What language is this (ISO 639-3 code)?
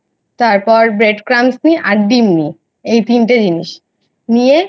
ben